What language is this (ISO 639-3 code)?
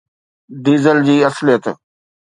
snd